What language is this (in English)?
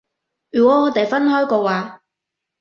Cantonese